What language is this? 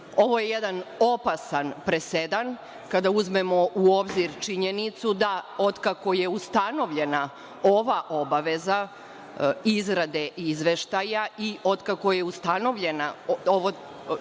Serbian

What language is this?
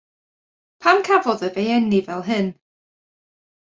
Welsh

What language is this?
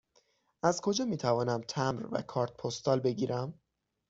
Persian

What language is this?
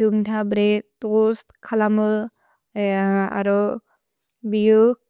Bodo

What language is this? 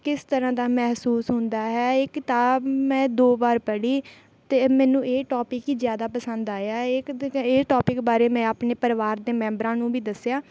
Punjabi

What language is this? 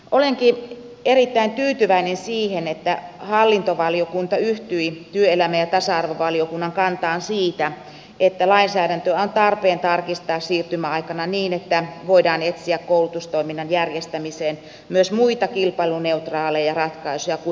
Finnish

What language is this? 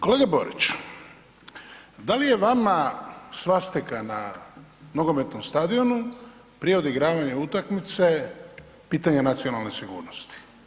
Croatian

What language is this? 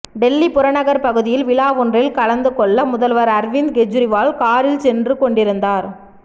Tamil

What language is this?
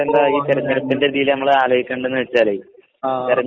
Malayalam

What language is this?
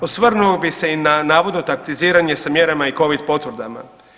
Croatian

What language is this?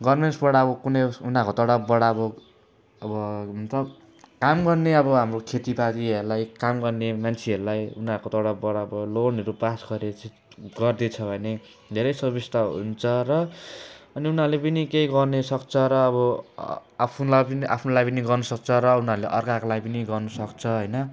Nepali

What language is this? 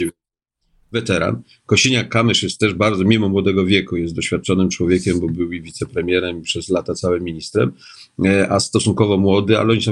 Polish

